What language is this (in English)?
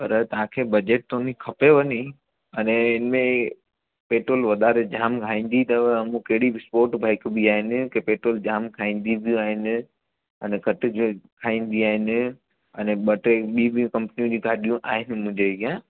Sindhi